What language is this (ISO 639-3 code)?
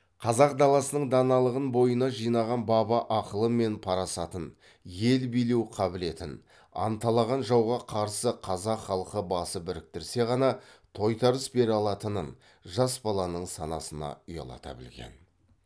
kaz